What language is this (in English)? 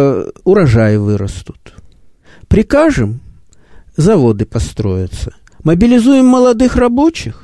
Russian